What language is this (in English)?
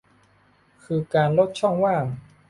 Thai